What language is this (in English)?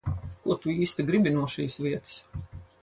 Latvian